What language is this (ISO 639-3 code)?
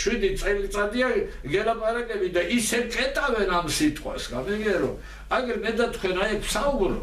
tur